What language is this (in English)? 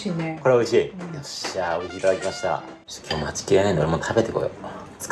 Japanese